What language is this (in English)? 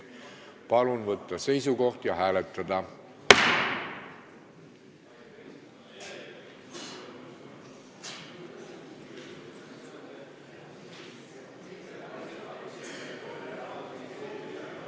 Estonian